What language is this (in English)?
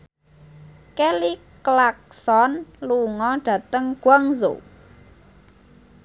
Javanese